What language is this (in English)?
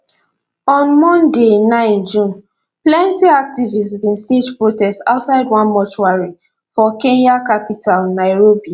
Nigerian Pidgin